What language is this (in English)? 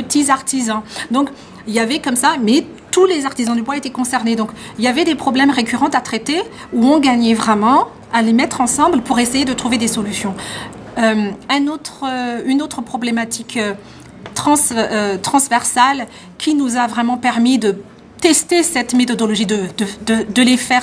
French